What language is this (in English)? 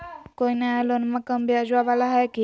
Magahi